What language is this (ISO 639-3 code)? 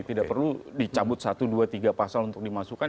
ind